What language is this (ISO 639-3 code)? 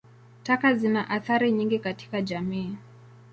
swa